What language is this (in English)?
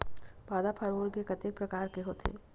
Chhattisgarhi